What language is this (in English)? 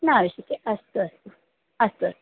Sanskrit